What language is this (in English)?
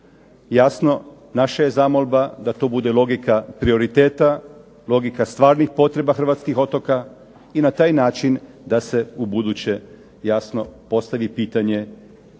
Croatian